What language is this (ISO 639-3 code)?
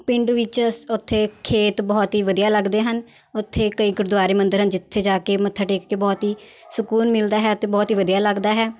pan